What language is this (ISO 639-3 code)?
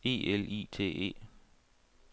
dan